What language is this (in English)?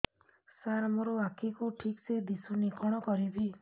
Odia